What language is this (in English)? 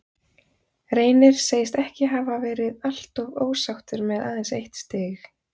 Icelandic